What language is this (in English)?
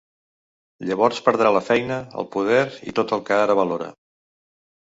Catalan